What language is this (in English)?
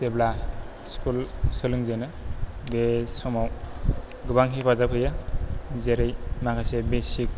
Bodo